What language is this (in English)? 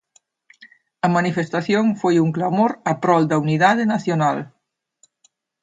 Galician